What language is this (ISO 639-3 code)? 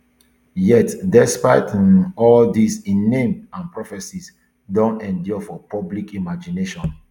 pcm